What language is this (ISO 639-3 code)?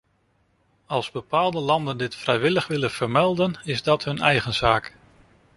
nld